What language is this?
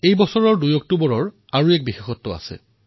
Assamese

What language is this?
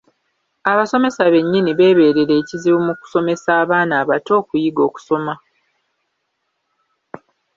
Ganda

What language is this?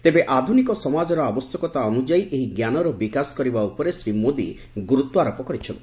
Odia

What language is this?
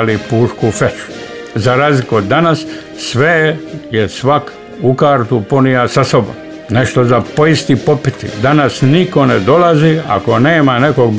Croatian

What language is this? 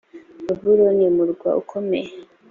Kinyarwanda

